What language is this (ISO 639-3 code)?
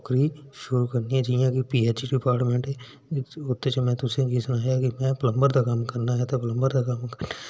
doi